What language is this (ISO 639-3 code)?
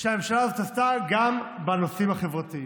heb